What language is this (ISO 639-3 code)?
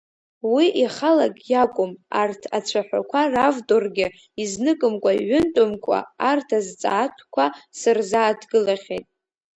abk